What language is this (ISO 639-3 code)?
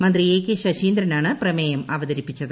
mal